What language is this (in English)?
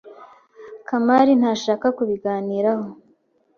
Kinyarwanda